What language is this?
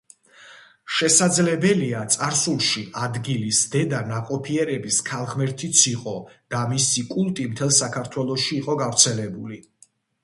Georgian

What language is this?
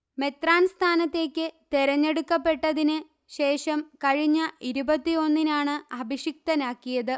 Malayalam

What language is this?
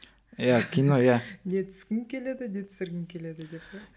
Kazakh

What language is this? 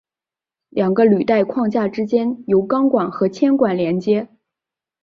Chinese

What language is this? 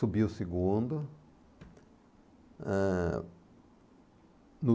Portuguese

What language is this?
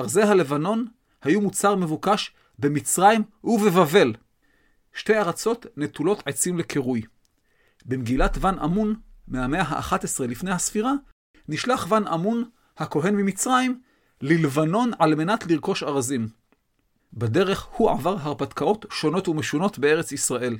Hebrew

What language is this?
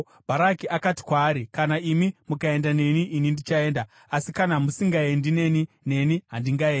Shona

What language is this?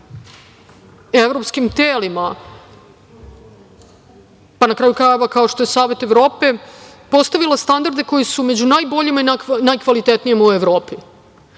Serbian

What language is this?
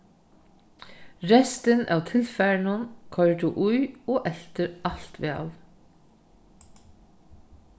Faroese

